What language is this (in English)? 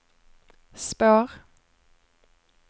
Swedish